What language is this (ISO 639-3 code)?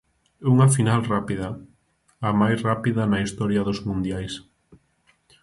glg